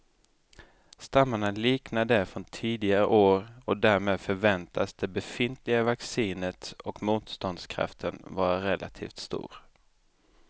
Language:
Swedish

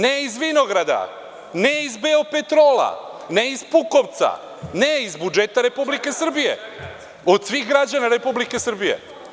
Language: Serbian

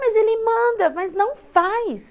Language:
Portuguese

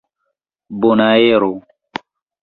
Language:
Esperanto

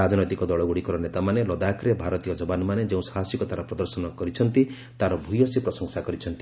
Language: Odia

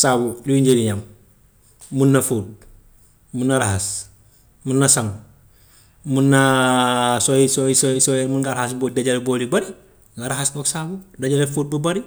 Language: Gambian Wolof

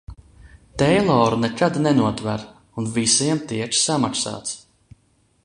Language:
Latvian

